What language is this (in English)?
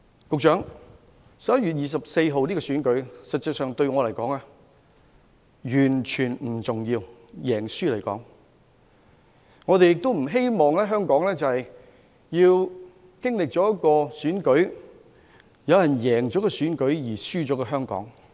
Cantonese